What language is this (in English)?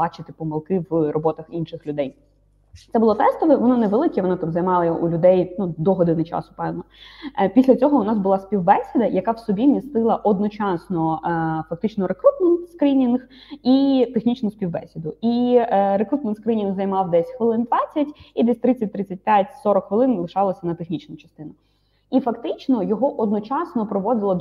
Ukrainian